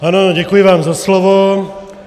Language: Czech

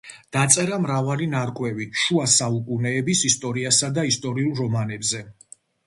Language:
Georgian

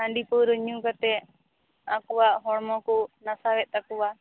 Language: Santali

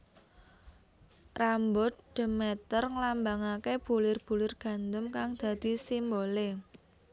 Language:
Javanese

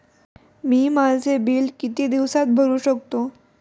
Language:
Marathi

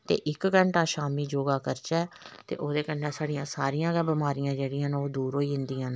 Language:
Dogri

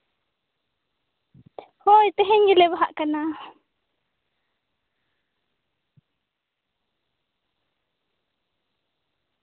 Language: Santali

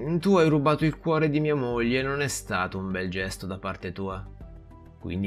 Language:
Italian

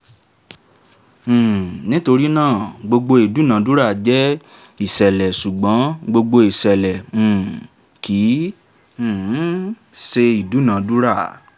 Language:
Yoruba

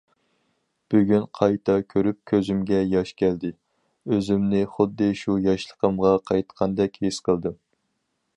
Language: Uyghur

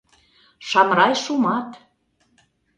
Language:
Mari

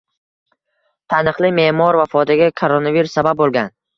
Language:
Uzbek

